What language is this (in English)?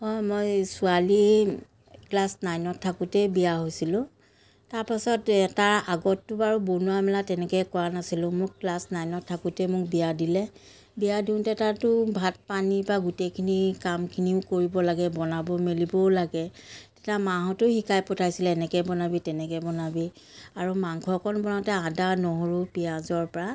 Assamese